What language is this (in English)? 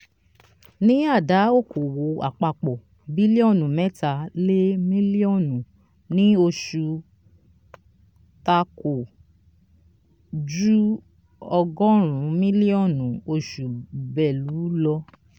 Yoruba